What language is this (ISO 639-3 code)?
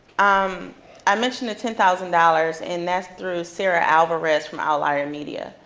eng